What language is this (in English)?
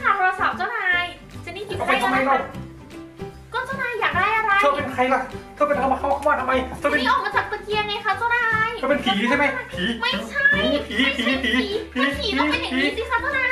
Thai